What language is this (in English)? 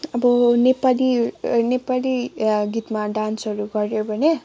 Nepali